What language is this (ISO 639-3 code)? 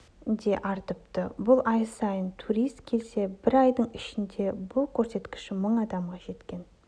kaz